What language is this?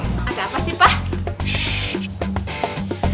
Indonesian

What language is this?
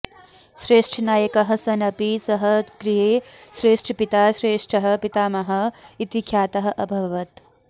Sanskrit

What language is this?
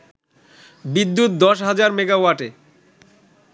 Bangla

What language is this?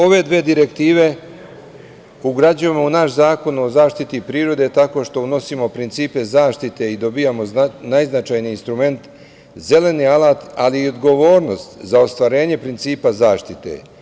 Serbian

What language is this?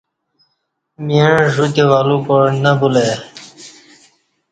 Kati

